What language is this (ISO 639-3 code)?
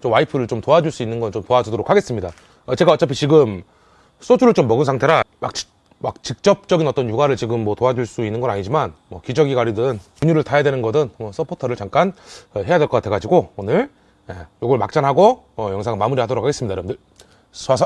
kor